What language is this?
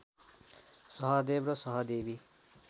Nepali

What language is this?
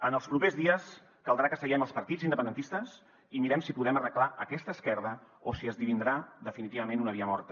Catalan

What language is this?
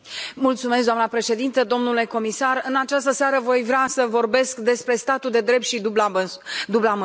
Romanian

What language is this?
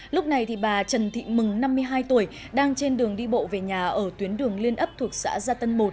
Vietnamese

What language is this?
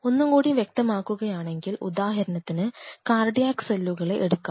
Malayalam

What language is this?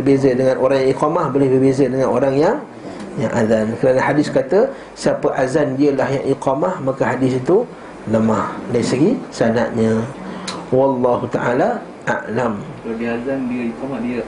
Malay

